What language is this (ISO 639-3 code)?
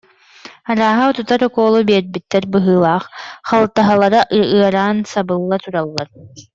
sah